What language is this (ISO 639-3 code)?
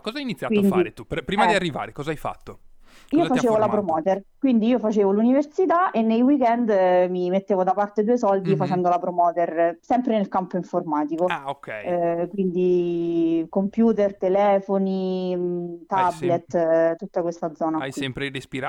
ita